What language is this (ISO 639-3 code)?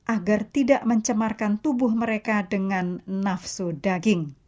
ind